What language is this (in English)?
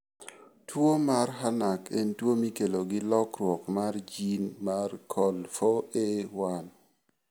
Luo (Kenya and Tanzania)